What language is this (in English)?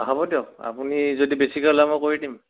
Assamese